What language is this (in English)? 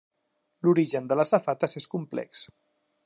Catalan